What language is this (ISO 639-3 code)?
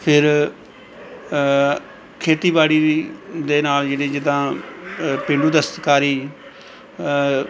pan